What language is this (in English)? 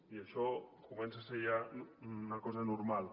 Catalan